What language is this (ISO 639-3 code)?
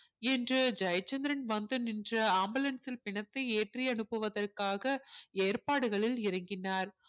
tam